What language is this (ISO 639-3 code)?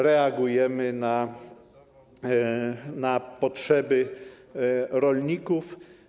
pol